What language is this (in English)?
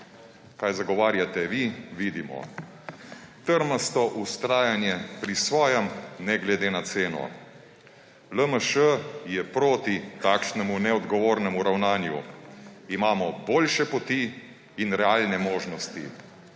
Slovenian